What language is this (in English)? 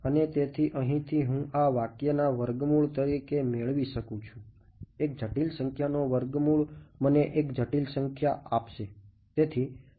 Gujarati